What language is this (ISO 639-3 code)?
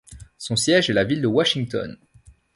fra